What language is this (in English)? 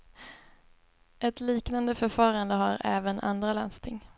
Swedish